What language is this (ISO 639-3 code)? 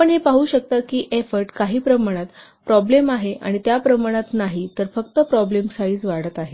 mar